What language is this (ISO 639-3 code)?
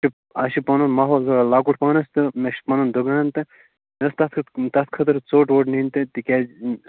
kas